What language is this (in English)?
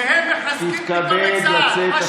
Hebrew